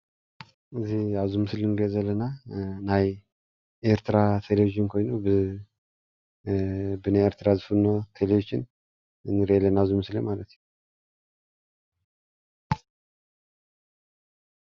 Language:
Tigrinya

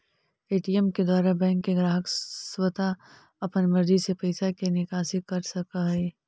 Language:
Magahi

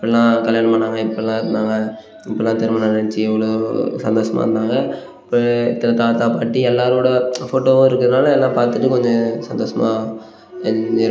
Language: Tamil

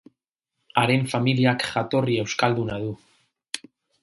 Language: Basque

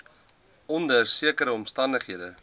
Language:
Afrikaans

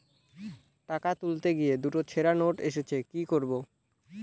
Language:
Bangla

